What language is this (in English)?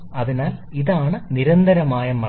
Malayalam